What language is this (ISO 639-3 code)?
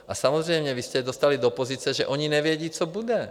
ces